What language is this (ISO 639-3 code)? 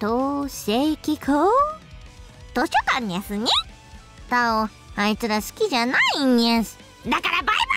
jpn